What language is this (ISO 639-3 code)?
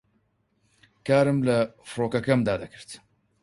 ckb